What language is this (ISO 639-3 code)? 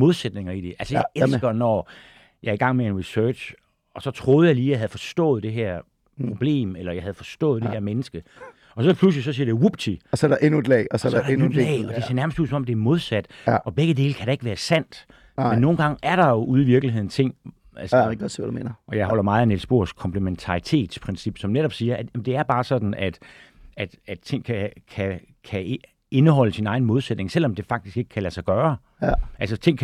dan